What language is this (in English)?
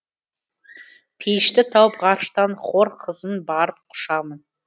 Kazakh